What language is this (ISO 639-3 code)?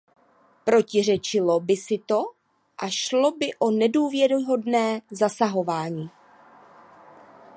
ces